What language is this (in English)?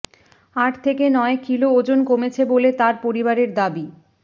Bangla